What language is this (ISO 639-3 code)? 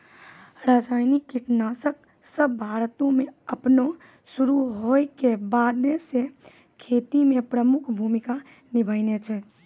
mai